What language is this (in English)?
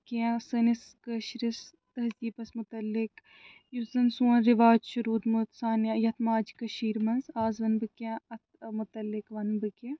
Kashmiri